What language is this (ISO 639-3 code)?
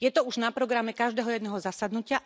slk